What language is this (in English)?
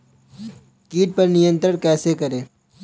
Hindi